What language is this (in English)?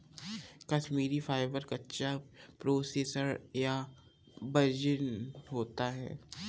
Hindi